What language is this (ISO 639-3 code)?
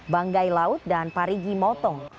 ind